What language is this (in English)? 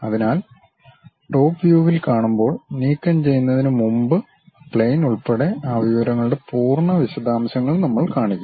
Malayalam